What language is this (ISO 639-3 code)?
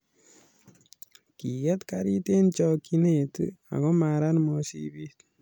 kln